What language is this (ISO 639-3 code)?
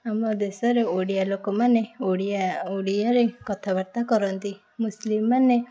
ori